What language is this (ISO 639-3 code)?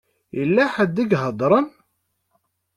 kab